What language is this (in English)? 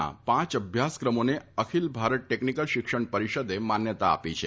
Gujarati